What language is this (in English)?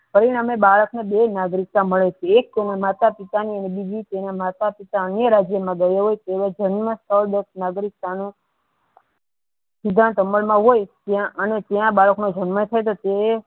Gujarati